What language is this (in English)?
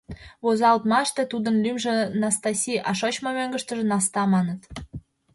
Mari